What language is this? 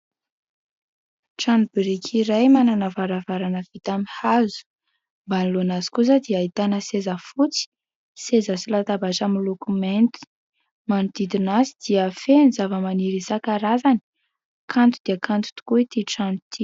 Malagasy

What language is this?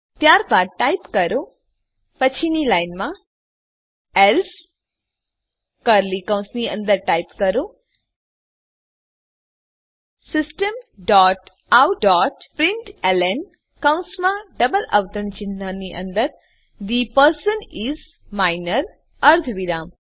Gujarati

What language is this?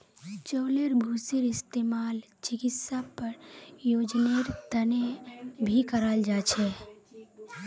Magahi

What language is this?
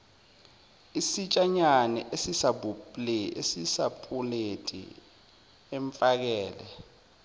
Zulu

